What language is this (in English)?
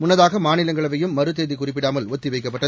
Tamil